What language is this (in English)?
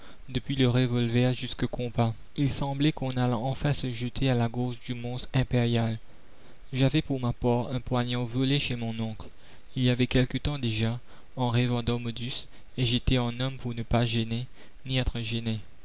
French